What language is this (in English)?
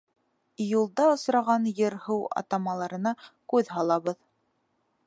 Bashkir